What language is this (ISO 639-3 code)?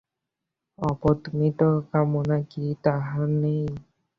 ben